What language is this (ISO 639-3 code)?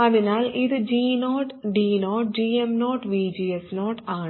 mal